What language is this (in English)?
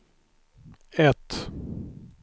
Swedish